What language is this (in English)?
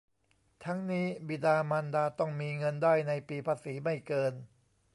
Thai